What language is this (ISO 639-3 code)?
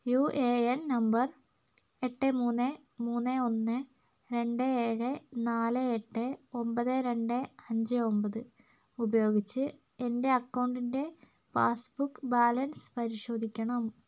mal